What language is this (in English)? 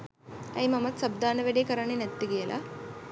Sinhala